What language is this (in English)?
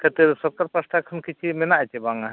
Santali